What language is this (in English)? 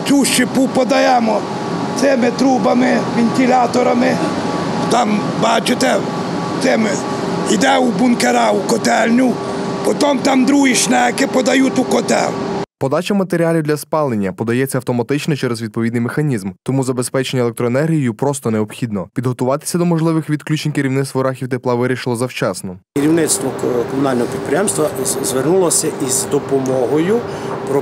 Ukrainian